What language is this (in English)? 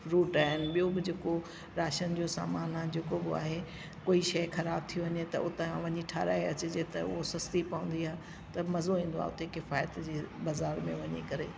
Sindhi